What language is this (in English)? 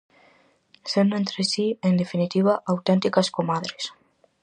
Galician